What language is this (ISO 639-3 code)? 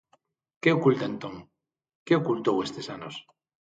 glg